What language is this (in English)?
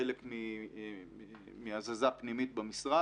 Hebrew